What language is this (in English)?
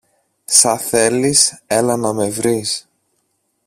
Greek